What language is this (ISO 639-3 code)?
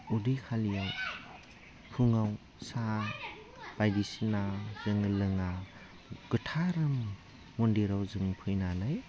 brx